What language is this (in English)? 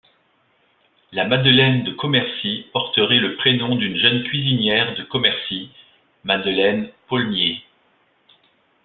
French